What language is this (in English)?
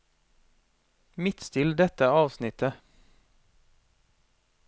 Norwegian